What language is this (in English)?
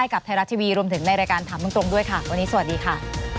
Thai